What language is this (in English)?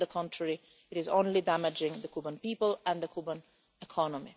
English